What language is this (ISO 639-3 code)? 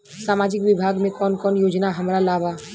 bho